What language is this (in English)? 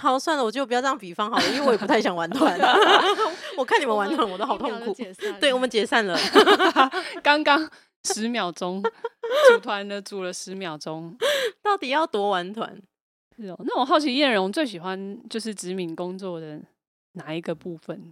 Chinese